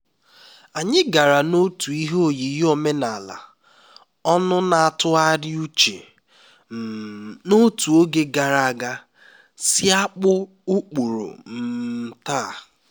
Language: Igbo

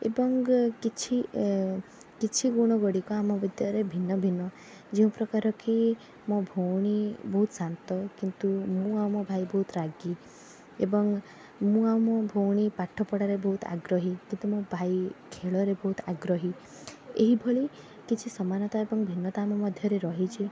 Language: Odia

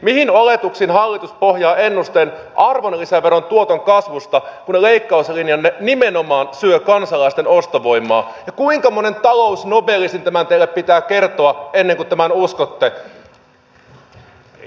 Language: Finnish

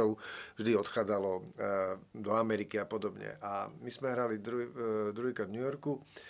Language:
Slovak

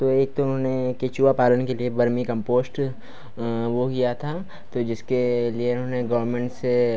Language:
Hindi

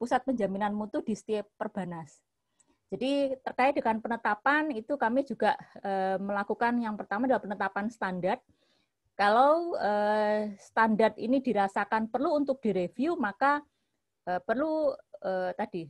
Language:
Indonesian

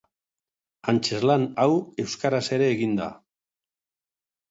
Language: Basque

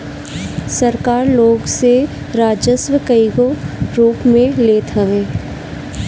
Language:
Bhojpuri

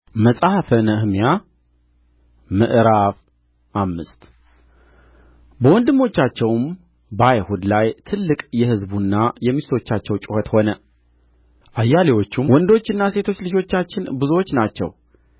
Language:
Amharic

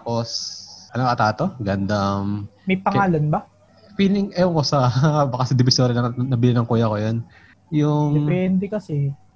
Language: Filipino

